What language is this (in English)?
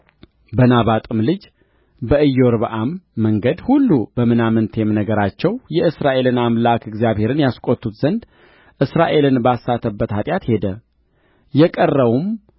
Amharic